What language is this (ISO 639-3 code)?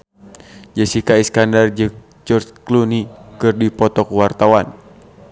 sun